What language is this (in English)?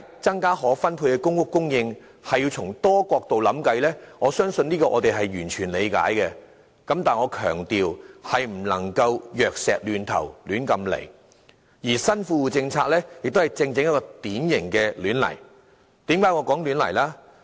Cantonese